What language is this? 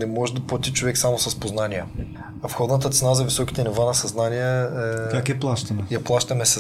Bulgarian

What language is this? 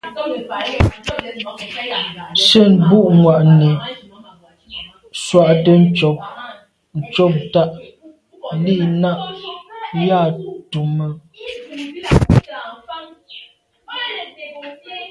Medumba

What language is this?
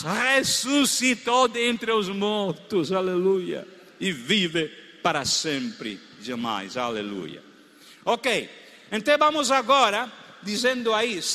Portuguese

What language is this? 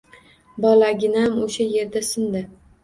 Uzbek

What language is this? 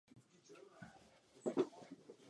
Czech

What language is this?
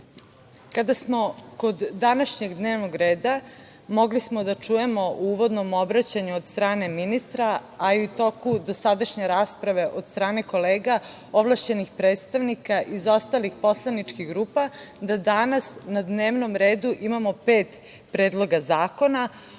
Serbian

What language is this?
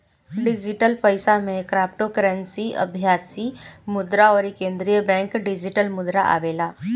Bhojpuri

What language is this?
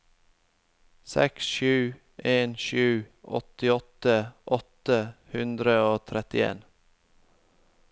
Norwegian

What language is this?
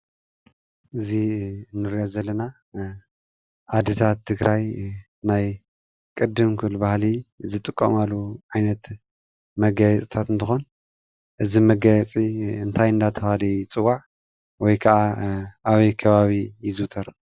Tigrinya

